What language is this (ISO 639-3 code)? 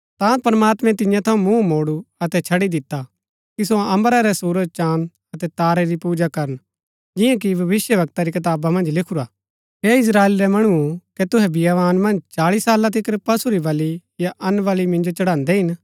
gbk